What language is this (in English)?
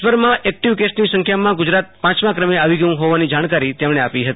Gujarati